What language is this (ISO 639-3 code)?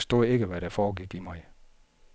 dan